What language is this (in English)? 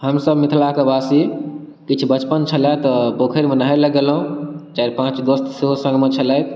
Maithili